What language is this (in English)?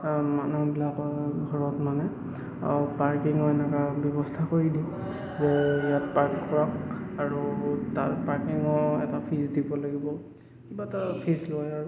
Assamese